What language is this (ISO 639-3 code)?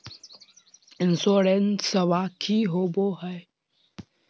mag